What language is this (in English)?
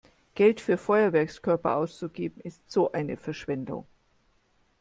German